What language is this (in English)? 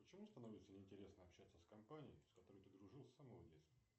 Russian